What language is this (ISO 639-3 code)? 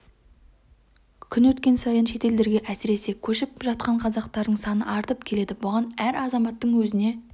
kaz